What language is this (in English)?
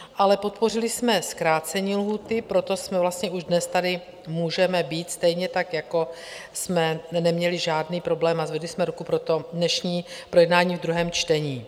Czech